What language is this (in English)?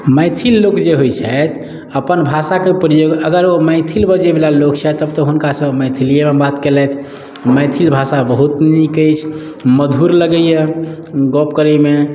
Maithili